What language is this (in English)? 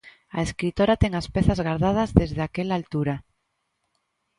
Galician